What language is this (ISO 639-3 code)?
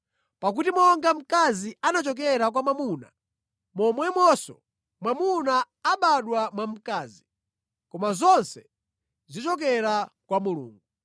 nya